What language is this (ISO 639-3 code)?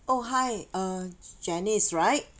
eng